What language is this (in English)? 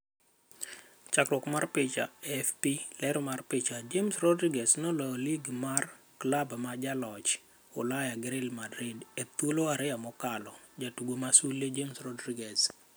Luo (Kenya and Tanzania)